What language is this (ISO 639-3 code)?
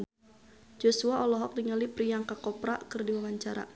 sun